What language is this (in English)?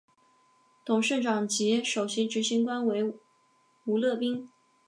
Chinese